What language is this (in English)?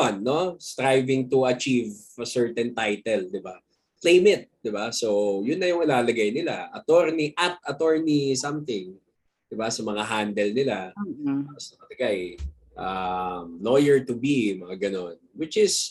Filipino